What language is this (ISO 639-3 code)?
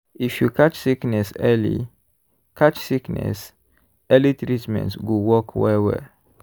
pcm